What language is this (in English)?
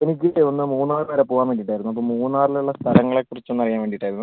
Malayalam